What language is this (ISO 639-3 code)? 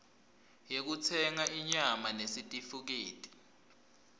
ssw